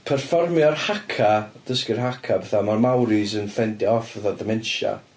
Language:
Welsh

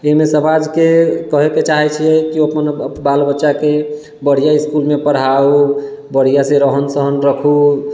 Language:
Maithili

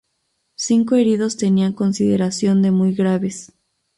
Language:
Spanish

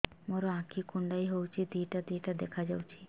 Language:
Odia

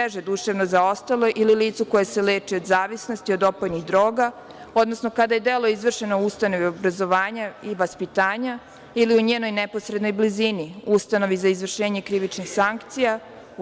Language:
Serbian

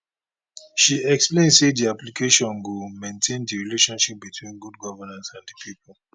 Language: Nigerian Pidgin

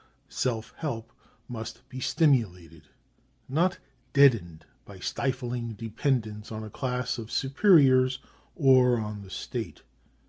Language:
English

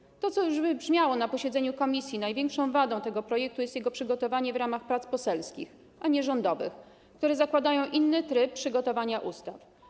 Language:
Polish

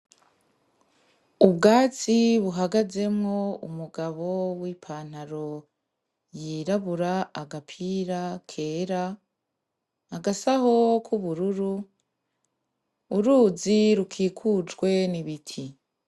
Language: Rundi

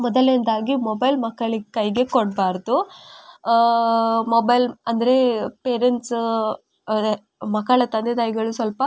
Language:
Kannada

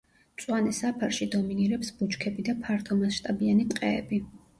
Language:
Georgian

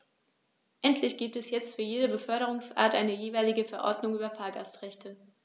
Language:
German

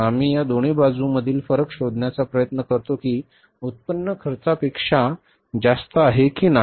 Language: Marathi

